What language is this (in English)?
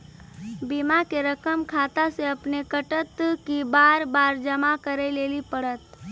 Maithili